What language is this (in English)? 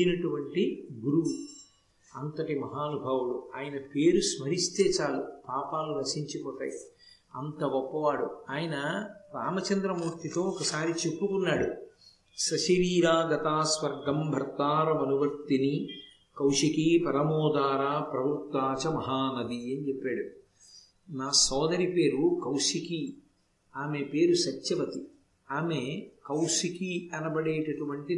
Telugu